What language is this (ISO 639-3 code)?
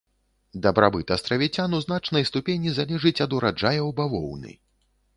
bel